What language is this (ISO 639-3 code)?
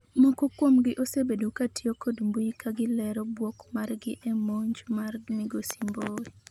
luo